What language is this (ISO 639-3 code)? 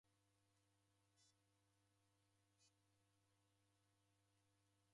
dav